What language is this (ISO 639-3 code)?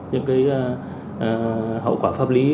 vie